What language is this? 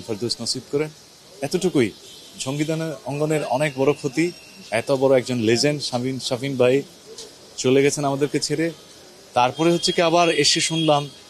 Bangla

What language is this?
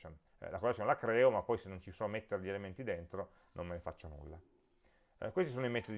Italian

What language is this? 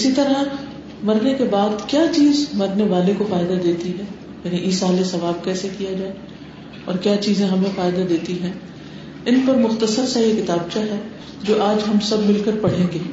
Urdu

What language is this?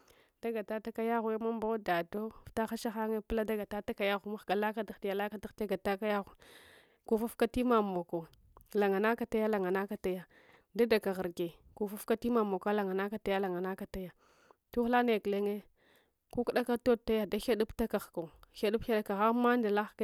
Hwana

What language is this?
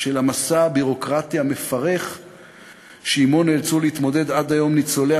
Hebrew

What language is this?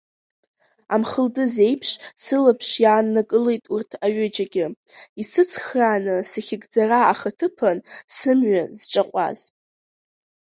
Abkhazian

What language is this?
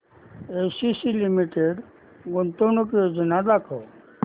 Marathi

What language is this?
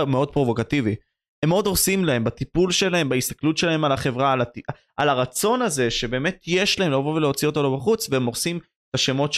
Hebrew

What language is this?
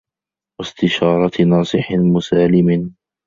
Arabic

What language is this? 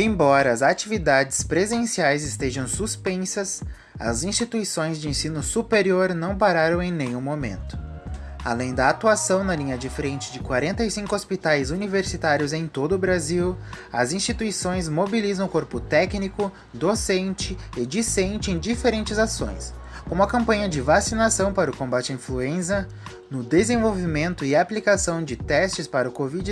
Portuguese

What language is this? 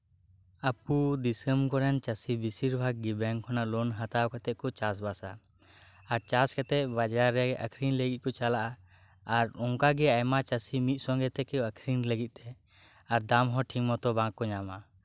Santali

